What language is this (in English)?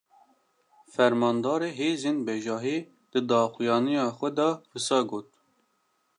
Kurdish